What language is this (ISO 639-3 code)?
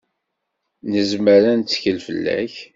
kab